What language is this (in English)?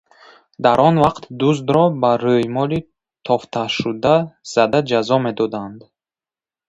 Tajik